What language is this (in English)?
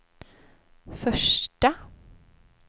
Swedish